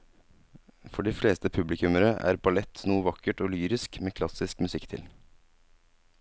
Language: Norwegian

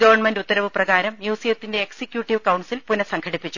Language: Malayalam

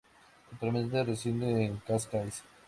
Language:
Spanish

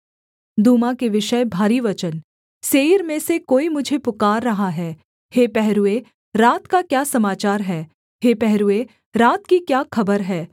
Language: Hindi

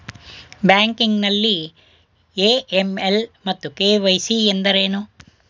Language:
Kannada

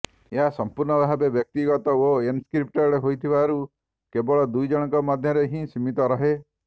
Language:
Odia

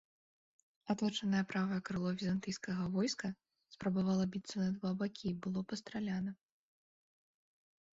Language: Belarusian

